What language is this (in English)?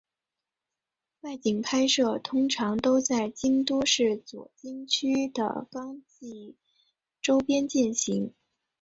Chinese